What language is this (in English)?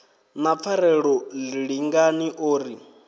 Venda